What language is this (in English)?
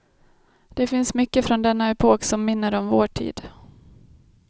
Swedish